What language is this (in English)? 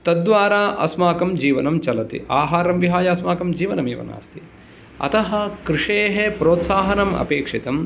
Sanskrit